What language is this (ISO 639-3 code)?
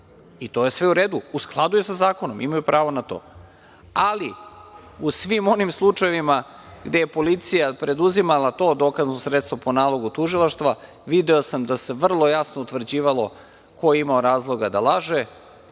srp